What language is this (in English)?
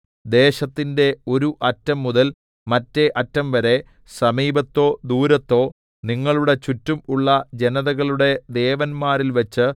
Malayalam